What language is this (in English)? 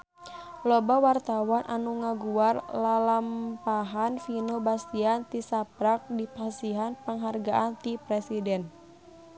Sundanese